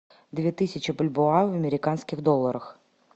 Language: Russian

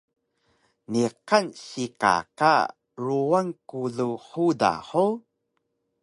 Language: Taroko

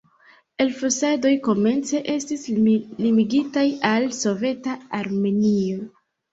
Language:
Esperanto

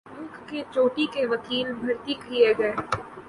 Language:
Urdu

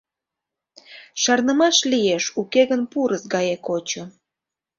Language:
Mari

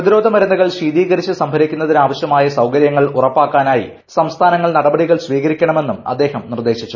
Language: Malayalam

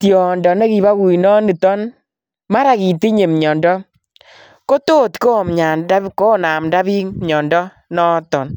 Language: Kalenjin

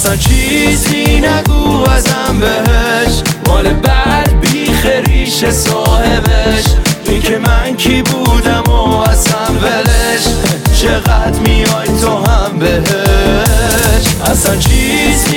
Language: Persian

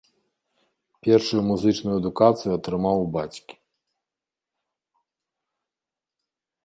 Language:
Belarusian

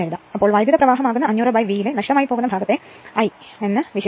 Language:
Malayalam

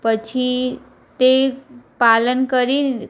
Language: Gujarati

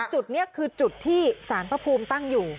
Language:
Thai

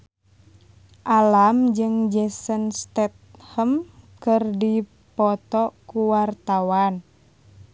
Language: Sundanese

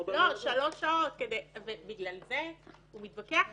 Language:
Hebrew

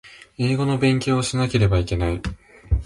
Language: Japanese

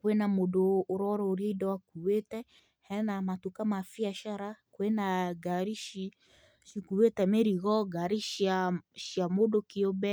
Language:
Kikuyu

